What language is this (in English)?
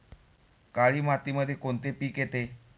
Marathi